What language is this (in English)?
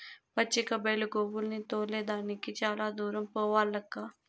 Telugu